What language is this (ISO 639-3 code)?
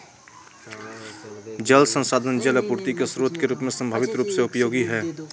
mag